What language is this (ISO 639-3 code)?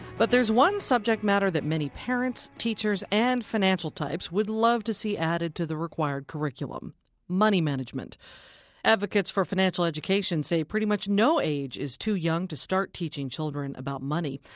eng